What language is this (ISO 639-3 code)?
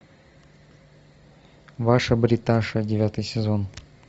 rus